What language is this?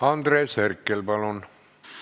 Estonian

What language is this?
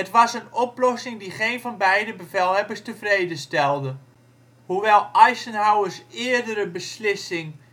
Dutch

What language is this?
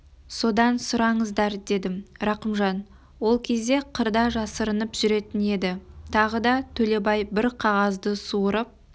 Kazakh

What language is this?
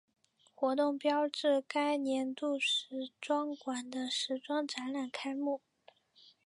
Chinese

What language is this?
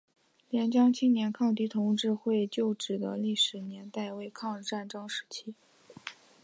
Chinese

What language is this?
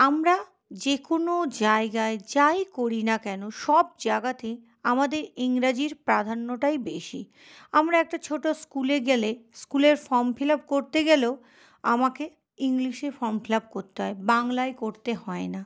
Bangla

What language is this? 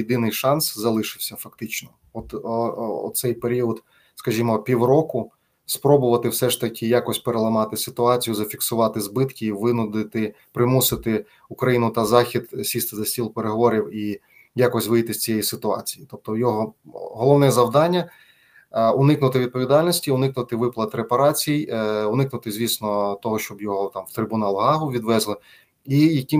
Ukrainian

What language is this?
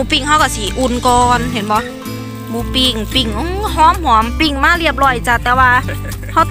Thai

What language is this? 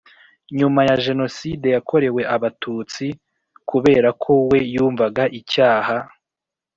Kinyarwanda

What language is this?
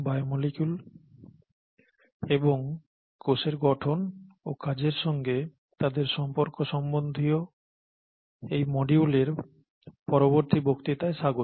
Bangla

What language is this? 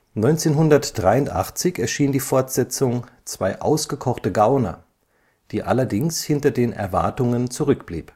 German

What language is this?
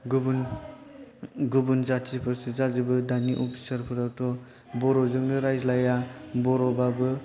Bodo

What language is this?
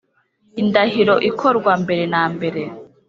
Kinyarwanda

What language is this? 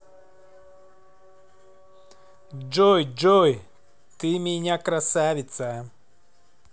Russian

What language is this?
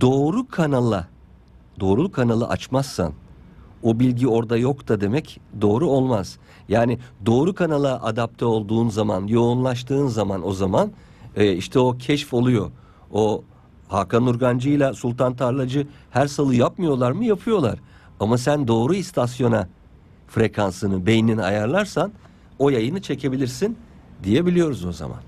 Turkish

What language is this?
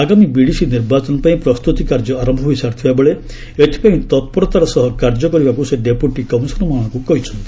Odia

